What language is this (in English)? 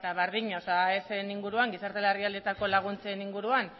Basque